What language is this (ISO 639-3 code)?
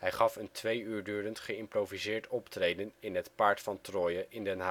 nld